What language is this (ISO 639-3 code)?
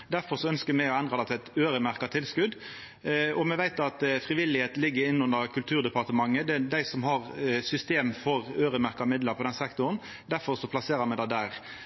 nno